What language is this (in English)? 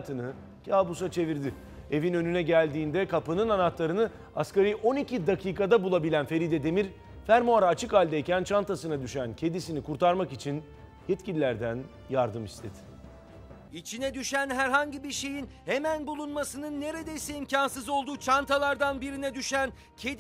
Turkish